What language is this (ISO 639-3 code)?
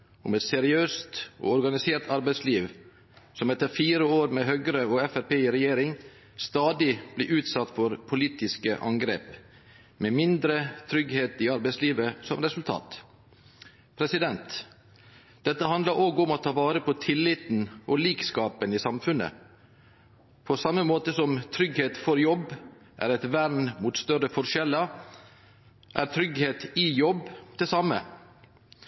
nno